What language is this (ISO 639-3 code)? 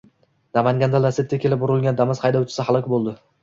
uzb